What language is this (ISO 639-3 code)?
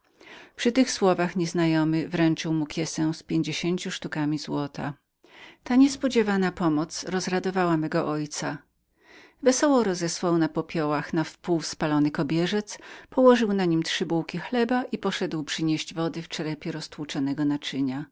pol